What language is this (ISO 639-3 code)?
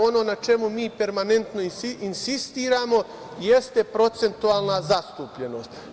srp